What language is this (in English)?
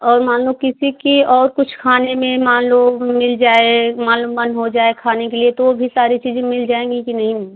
Hindi